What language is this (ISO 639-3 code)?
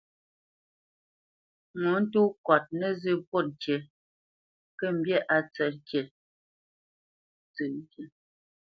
bce